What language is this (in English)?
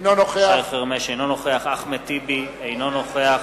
Hebrew